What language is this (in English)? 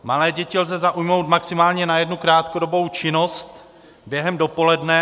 Czech